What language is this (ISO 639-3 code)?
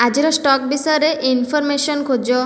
ori